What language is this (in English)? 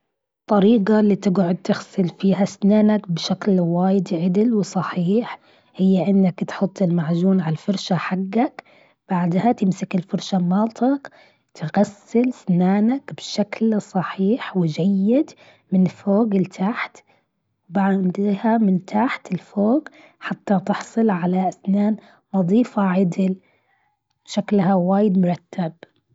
Gulf Arabic